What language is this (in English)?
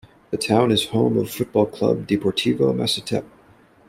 English